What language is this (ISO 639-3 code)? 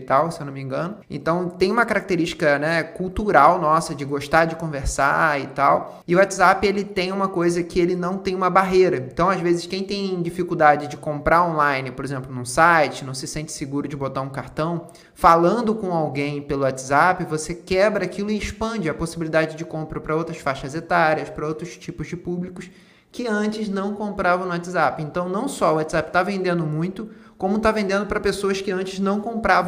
por